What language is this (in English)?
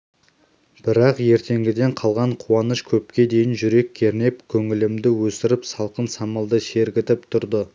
Kazakh